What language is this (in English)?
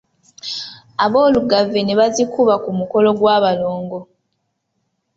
Ganda